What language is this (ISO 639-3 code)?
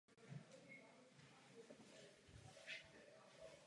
ces